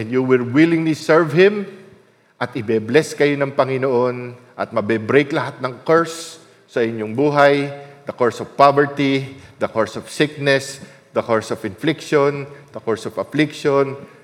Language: Filipino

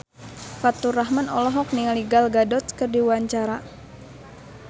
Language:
Sundanese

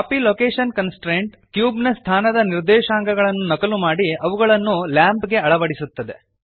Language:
Kannada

